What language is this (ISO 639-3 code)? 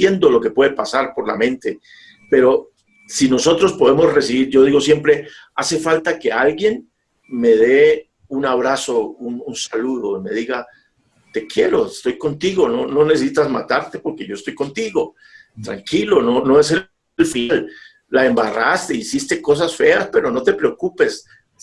spa